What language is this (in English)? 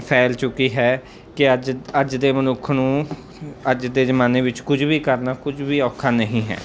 Punjabi